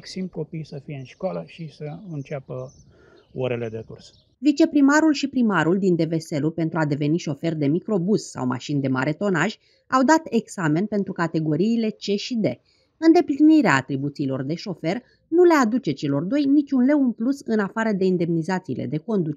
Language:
Romanian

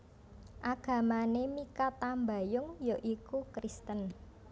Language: Javanese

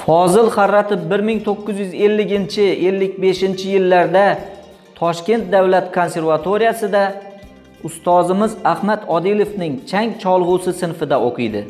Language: Turkish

